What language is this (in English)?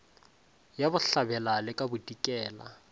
Northern Sotho